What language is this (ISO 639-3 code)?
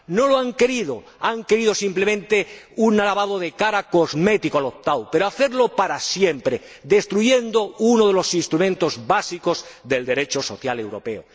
spa